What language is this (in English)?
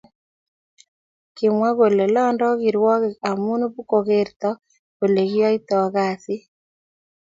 Kalenjin